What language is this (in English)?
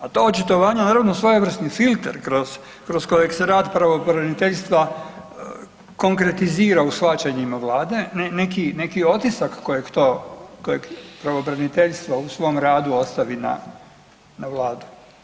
Croatian